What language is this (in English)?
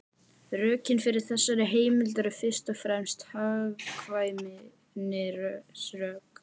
Icelandic